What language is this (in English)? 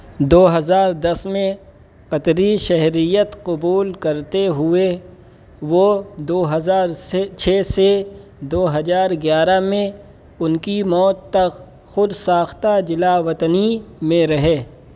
Urdu